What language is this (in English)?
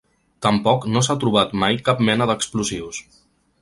Catalan